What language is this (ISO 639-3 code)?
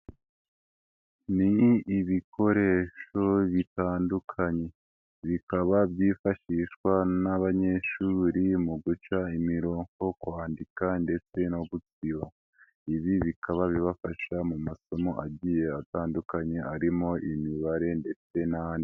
kin